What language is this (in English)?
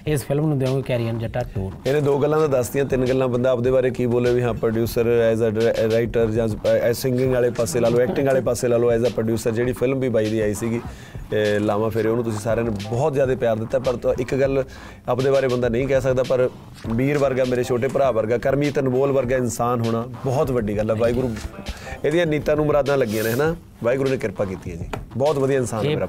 Punjabi